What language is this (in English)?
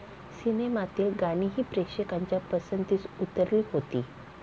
Marathi